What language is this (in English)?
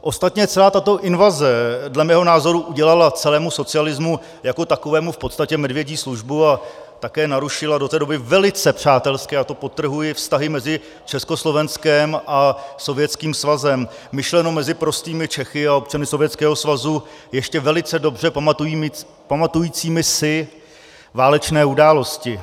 Czech